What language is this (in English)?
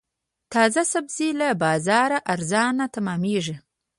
Pashto